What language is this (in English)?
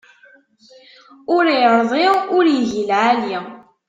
Kabyle